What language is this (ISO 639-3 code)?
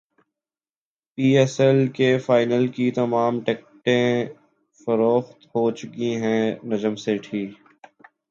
urd